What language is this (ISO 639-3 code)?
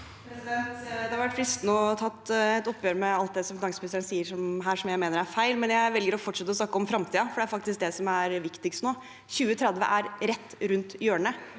nor